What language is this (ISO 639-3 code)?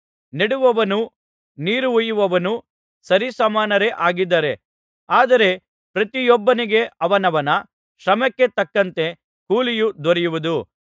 kan